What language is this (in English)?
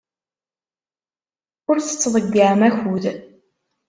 Kabyle